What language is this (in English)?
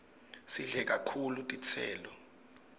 Swati